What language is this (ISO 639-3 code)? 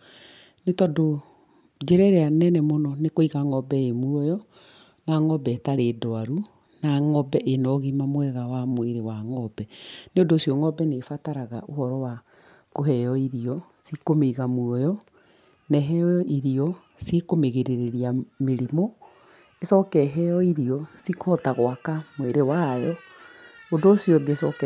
kik